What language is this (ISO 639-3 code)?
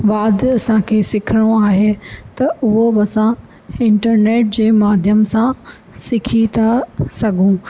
snd